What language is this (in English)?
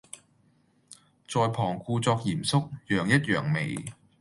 Cantonese